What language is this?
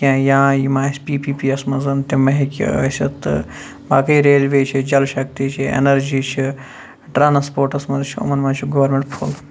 Kashmiri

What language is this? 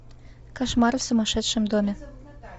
Russian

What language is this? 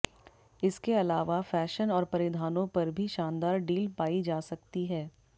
Hindi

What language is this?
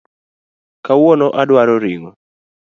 Luo (Kenya and Tanzania)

